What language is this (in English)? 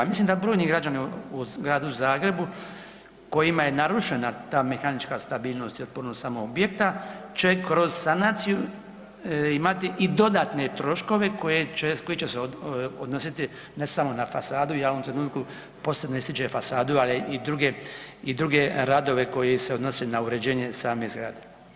Croatian